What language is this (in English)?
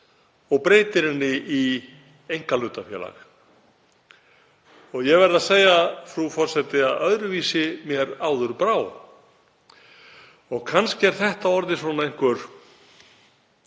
Icelandic